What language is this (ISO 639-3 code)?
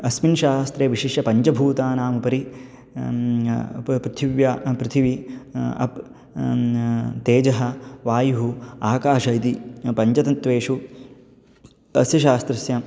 san